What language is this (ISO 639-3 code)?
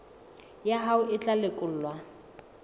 sot